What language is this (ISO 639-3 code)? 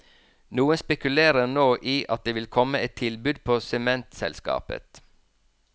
nor